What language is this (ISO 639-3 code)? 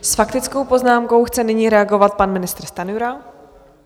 ces